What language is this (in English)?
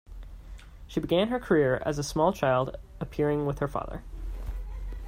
English